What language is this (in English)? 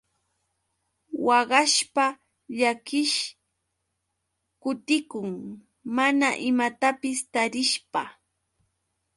Yauyos Quechua